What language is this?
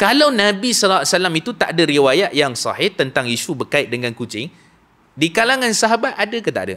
Malay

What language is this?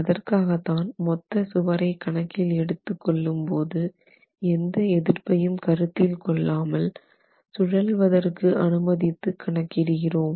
Tamil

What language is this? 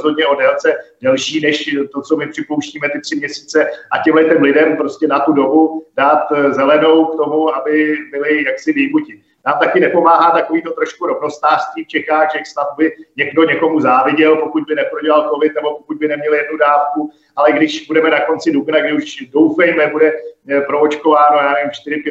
Czech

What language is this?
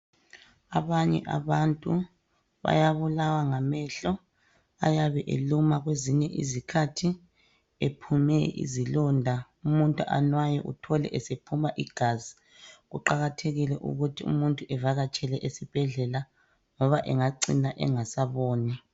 North Ndebele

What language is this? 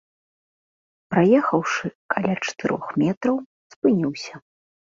Belarusian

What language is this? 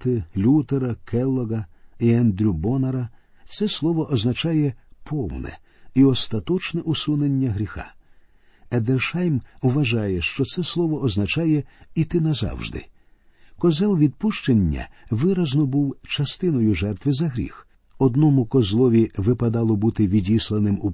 Ukrainian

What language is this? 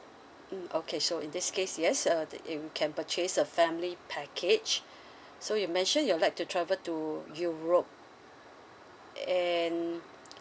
English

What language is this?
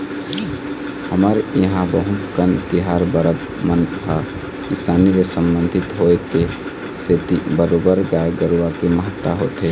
Chhattisgarhi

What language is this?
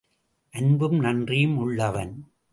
Tamil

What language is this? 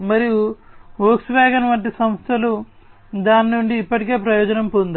Telugu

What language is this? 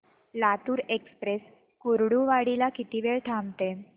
Marathi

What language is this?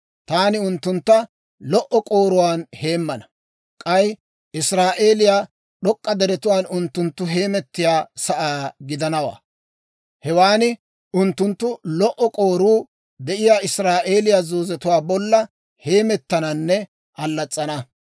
Dawro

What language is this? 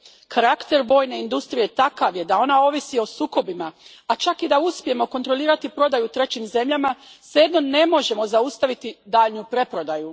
Croatian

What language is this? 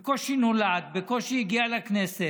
Hebrew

